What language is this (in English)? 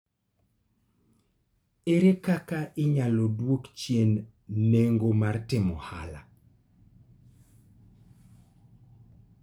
Luo (Kenya and Tanzania)